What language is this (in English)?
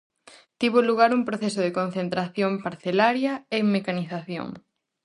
Galician